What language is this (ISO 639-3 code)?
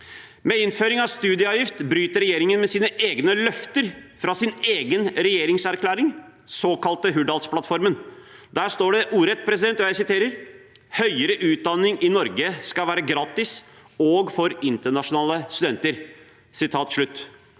nor